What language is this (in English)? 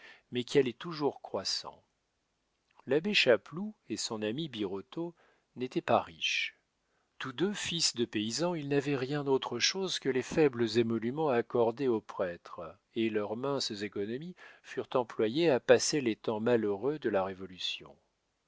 French